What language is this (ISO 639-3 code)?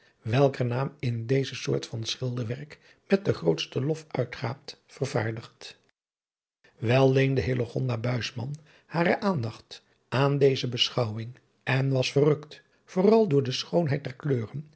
nld